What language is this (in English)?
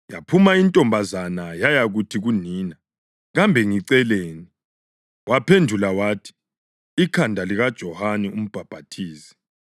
North Ndebele